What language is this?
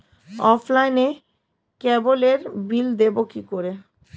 Bangla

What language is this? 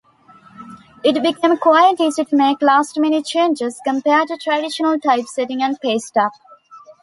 English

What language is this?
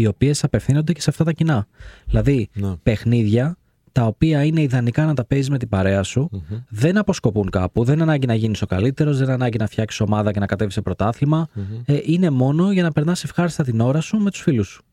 Greek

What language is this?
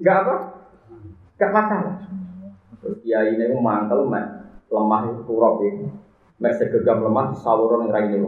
Malay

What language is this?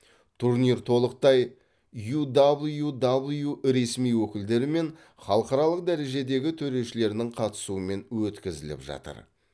Kazakh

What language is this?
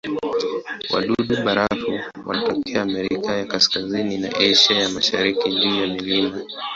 Swahili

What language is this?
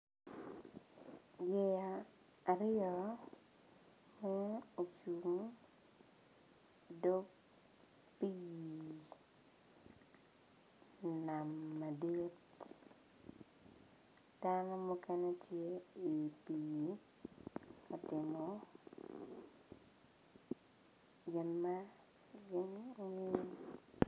Acoli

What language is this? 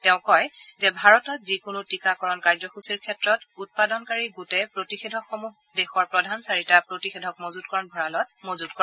Assamese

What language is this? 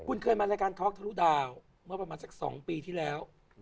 Thai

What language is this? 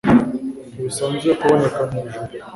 Kinyarwanda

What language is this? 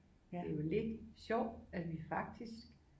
Danish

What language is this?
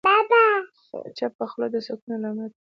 Pashto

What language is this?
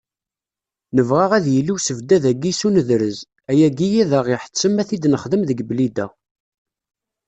Kabyle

